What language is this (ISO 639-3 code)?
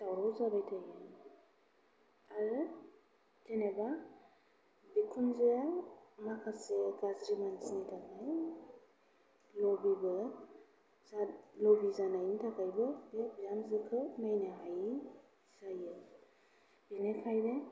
brx